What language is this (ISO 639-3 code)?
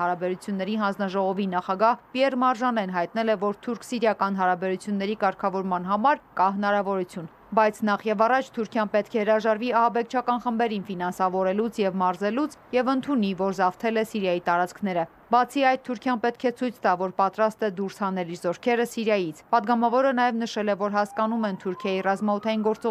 ron